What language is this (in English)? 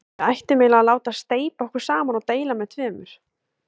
Icelandic